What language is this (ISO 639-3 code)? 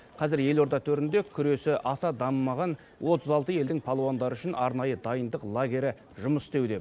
kaz